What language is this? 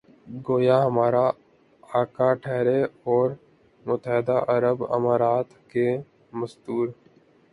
Urdu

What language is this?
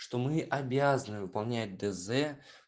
Russian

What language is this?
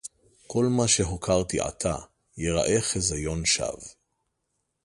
Hebrew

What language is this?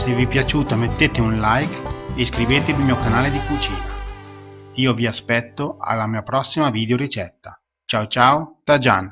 Italian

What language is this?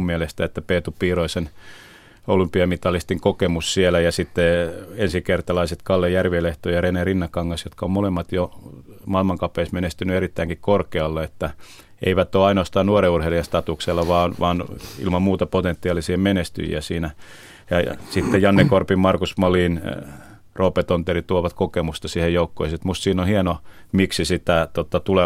Finnish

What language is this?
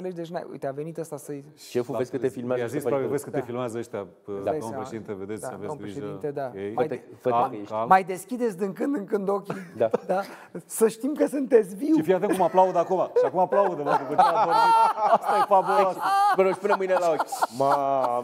Romanian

